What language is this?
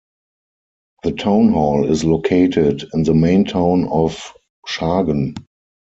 English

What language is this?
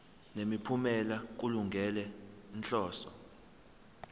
Zulu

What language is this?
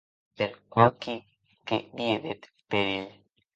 Occitan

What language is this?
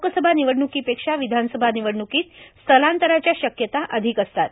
Marathi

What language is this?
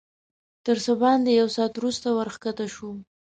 Pashto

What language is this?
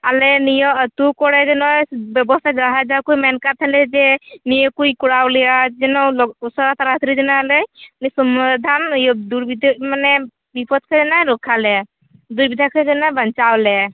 Santali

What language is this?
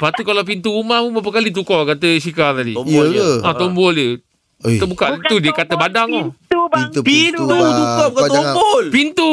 Malay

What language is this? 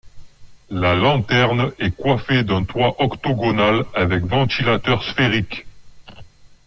French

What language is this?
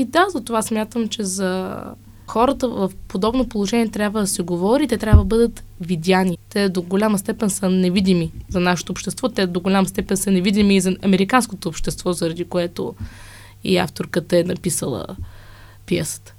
Bulgarian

